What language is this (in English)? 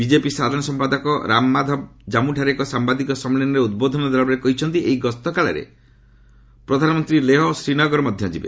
Odia